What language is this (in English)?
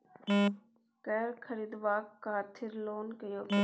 Maithili